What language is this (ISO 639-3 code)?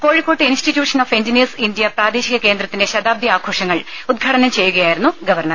mal